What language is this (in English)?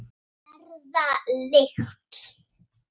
Icelandic